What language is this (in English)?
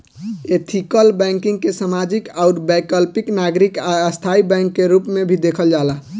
Bhojpuri